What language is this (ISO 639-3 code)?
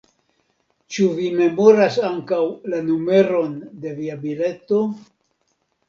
epo